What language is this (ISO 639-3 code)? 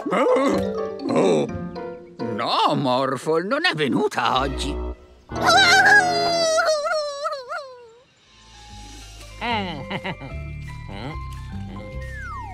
ita